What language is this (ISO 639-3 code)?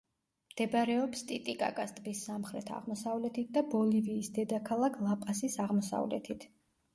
kat